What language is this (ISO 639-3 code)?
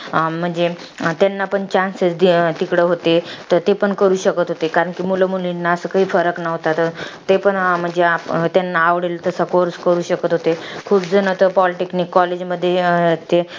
mar